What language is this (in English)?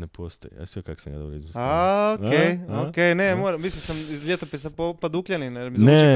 Croatian